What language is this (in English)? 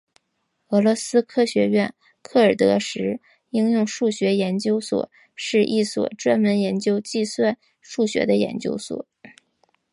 Chinese